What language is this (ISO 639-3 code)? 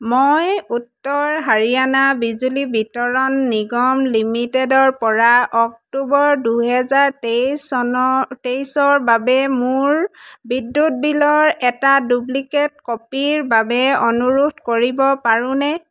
asm